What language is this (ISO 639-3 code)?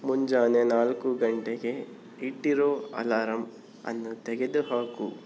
kan